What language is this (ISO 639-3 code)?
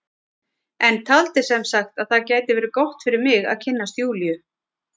isl